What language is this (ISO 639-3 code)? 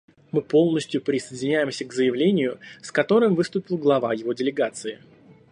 rus